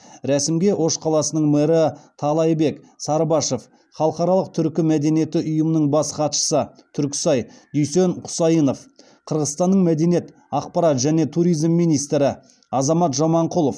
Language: Kazakh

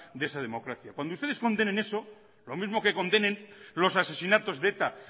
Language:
Spanish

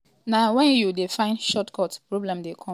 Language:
Nigerian Pidgin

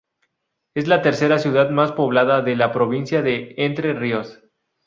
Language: Spanish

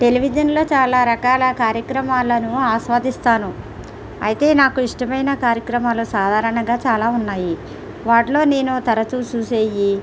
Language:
Telugu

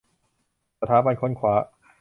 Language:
Thai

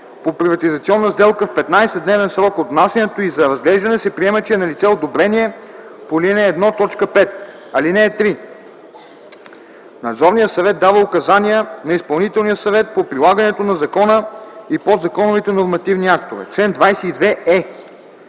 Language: Bulgarian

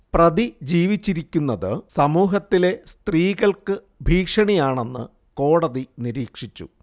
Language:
Malayalam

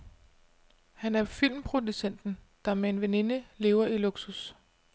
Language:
Danish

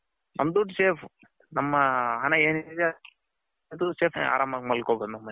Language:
Kannada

